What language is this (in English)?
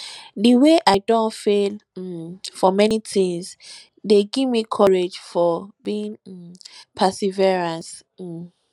Nigerian Pidgin